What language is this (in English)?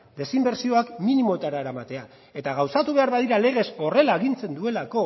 Basque